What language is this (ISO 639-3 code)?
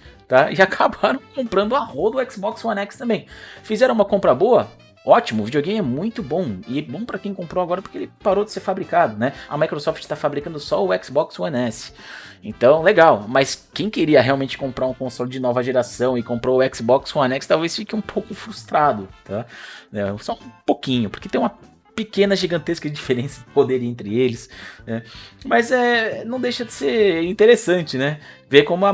por